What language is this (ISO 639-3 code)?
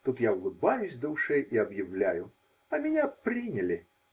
rus